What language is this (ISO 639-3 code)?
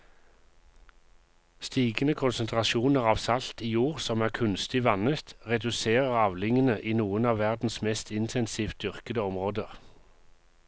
nor